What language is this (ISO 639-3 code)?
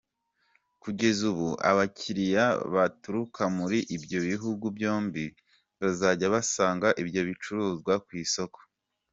kin